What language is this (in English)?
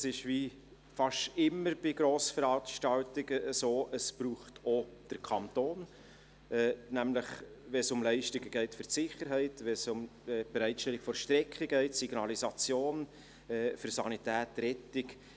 Swiss German